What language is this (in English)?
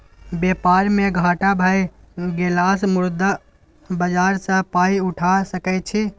Maithili